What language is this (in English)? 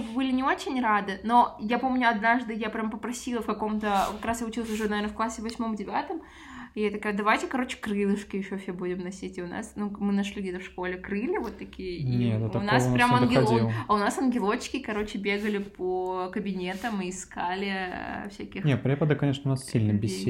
Russian